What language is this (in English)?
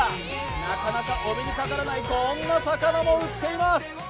Japanese